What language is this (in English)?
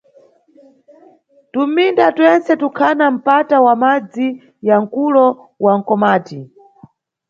Nyungwe